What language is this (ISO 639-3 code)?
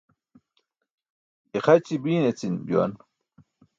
bsk